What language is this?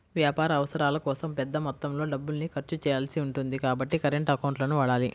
Telugu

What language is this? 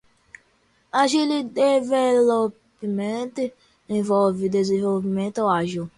Portuguese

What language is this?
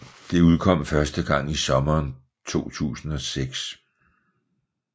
Danish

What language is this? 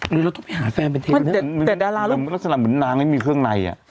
Thai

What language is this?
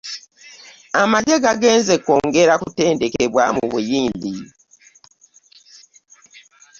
Ganda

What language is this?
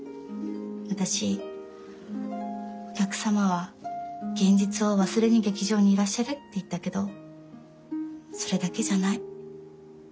Japanese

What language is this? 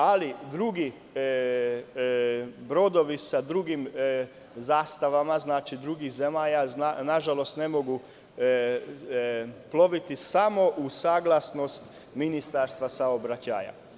Serbian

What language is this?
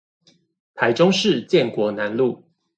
Chinese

